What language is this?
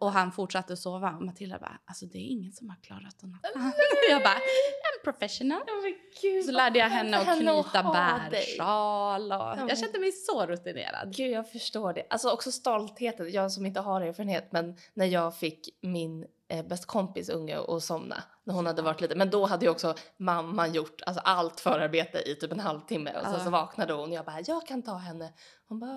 Swedish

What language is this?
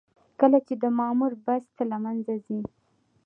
Pashto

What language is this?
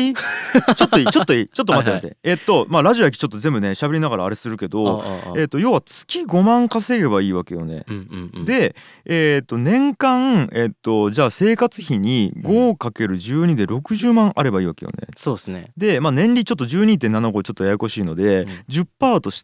Japanese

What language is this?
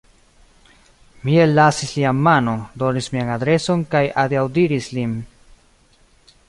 Esperanto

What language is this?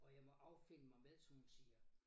Danish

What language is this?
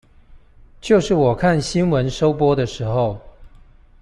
Chinese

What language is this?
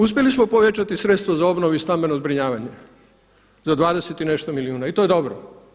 Croatian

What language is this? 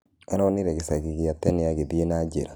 Kikuyu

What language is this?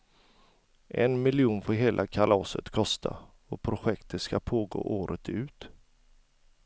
Swedish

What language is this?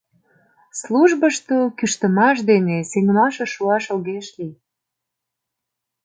Mari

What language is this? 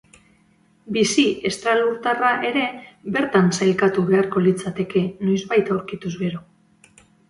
Basque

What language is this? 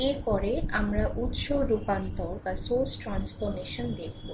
Bangla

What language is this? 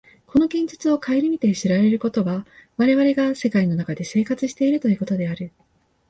Japanese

